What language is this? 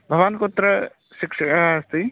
Sanskrit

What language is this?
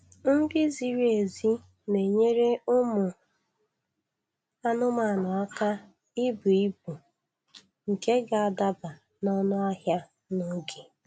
Igbo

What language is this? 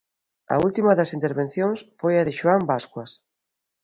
Galician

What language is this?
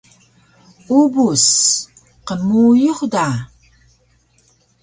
Taroko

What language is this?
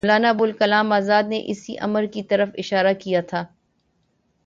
Urdu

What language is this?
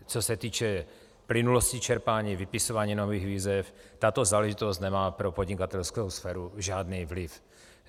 Czech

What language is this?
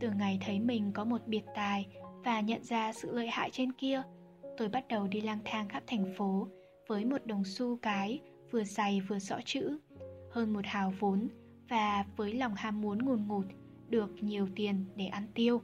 Vietnamese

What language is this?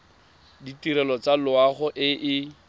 Tswana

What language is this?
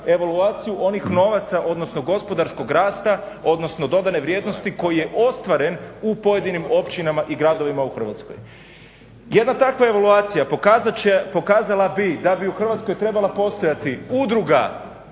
Croatian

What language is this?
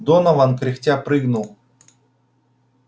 Russian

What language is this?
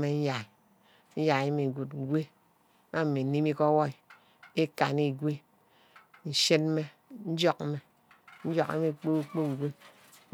Ubaghara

